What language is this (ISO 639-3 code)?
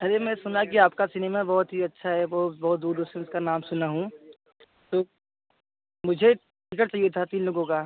hin